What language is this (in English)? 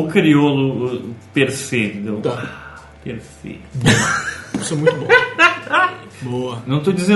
Portuguese